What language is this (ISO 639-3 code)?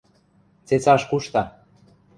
mrj